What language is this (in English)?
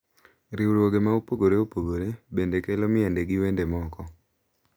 Luo (Kenya and Tanzania)